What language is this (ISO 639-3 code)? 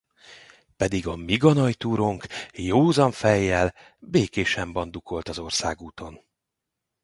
hun